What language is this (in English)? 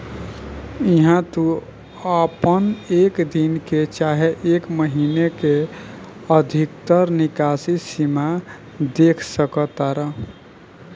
Bhojpuri